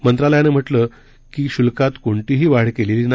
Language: Marathi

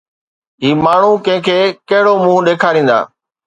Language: Sindhi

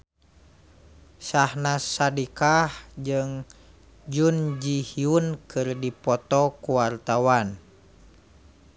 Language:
Sundanese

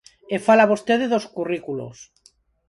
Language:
Galician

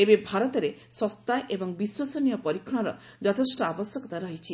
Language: Odia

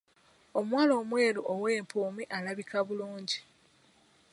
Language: Ganda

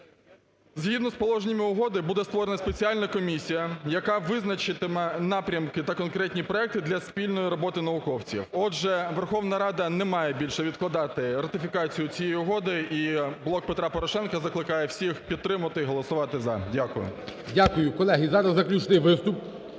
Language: Ukrainian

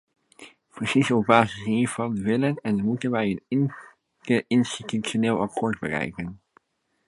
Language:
Dutch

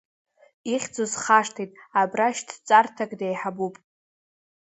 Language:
Abkhazian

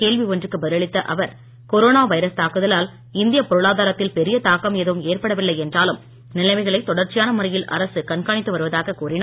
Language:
Tamil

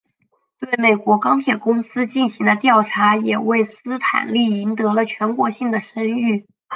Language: Chinese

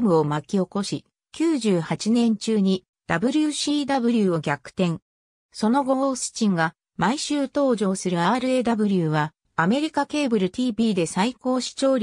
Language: Japanese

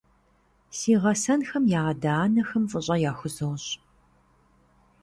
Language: Kabardian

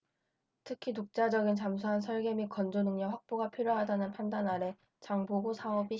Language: Korean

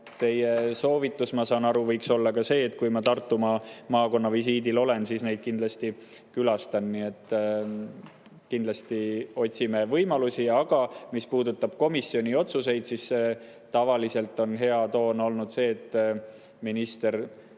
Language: Estonian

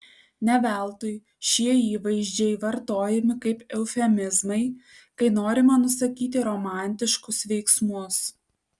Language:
Lithuanian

